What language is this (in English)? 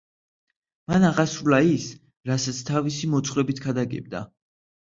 Georgian